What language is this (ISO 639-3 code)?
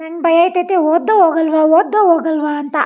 kan